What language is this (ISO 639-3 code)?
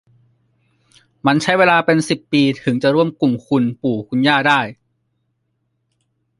tha